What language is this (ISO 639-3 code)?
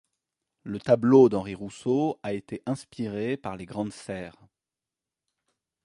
fra